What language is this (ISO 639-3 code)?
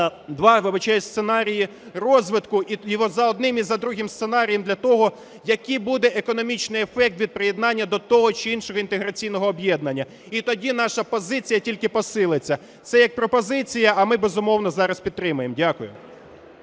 ukr